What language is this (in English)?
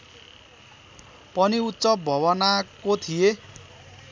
Nepali